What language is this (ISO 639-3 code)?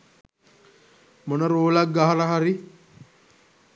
sin